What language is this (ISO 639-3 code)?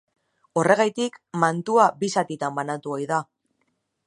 eus